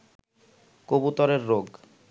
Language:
Bangla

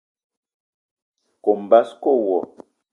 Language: Eton (Cameroon)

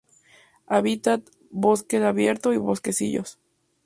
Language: Spanish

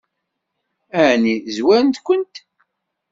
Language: Kabyle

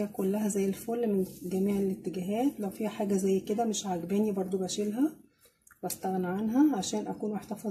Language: Arabic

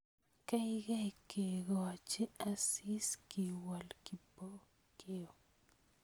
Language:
Kalenjin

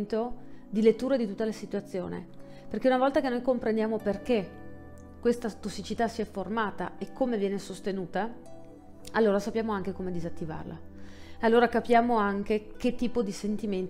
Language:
Italian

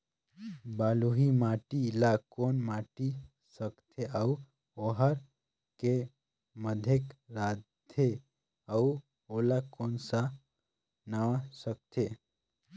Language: Chhattisgarhi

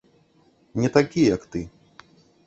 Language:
Belarusian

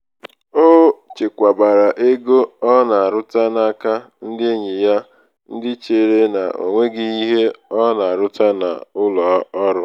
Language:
Igbo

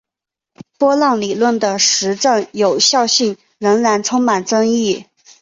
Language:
Chinese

